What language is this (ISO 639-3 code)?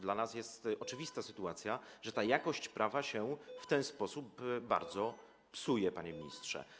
pol